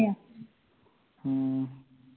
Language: Punjabi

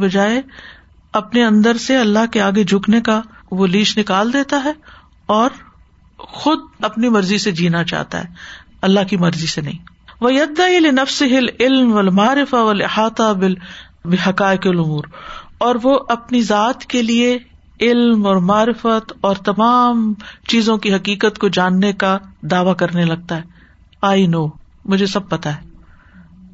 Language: Urdu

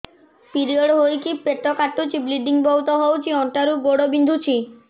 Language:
Odia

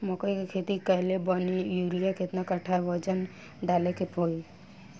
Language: Bhojpuri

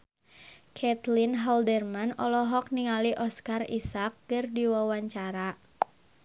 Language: Sundanese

